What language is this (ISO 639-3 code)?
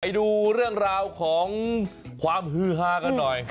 tha